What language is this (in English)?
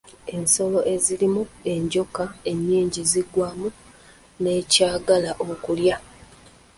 Ganda